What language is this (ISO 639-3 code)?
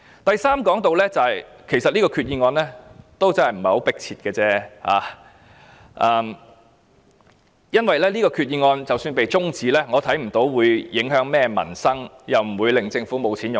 yue